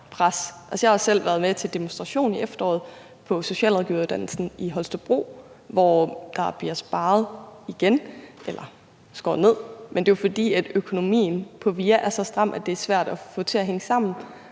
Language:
Danish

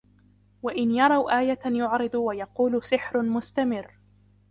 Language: Arabic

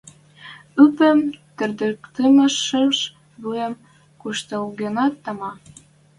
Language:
Western Mari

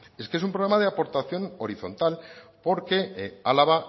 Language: Spanish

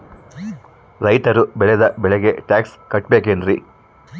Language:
Kannada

